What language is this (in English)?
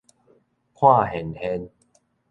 Min Nan Chinese